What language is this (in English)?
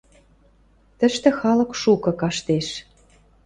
Western Mari